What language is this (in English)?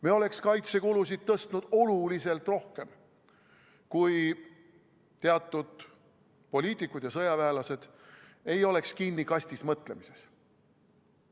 Estonian